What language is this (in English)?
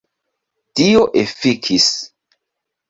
Esperanto